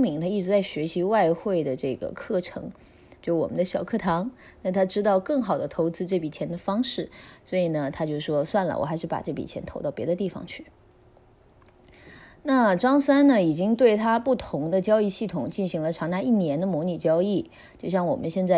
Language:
Chinese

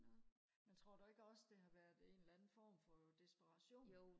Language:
Danish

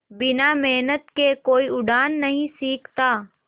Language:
Hindi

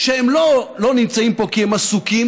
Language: Hebrew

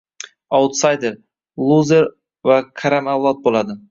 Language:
Uzbek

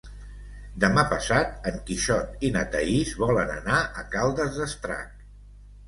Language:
Catalan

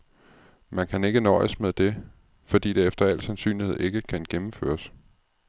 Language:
Danish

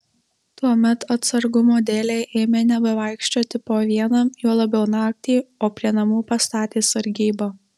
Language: Lithuanian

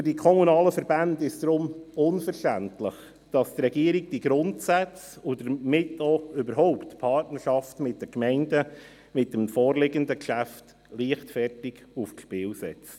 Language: Swiss German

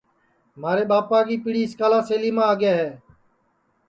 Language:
Sansi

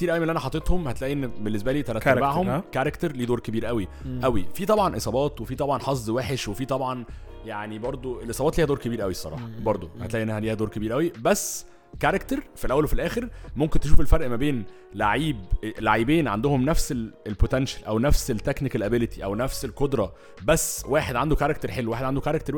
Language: Arabic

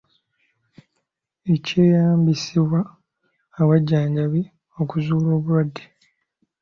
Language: Ganda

